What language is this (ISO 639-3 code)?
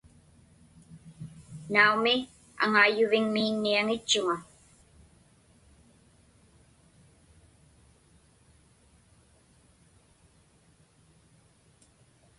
ipk